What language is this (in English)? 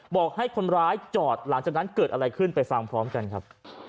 Thai